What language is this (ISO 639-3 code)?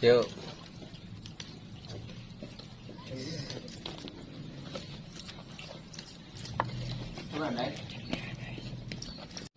ind